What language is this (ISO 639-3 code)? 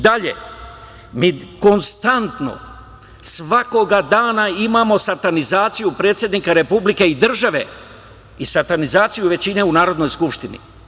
srp